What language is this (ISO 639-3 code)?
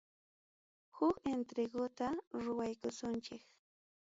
quy